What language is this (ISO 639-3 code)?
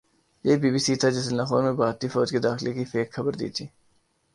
urd